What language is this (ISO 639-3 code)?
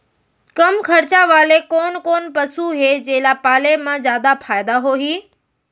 hne